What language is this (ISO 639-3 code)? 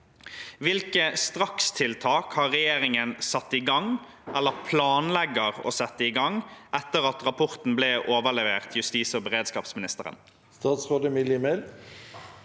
nor